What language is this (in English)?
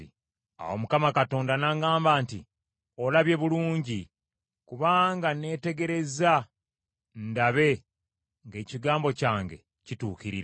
Ganda